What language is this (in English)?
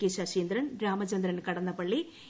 Malayalam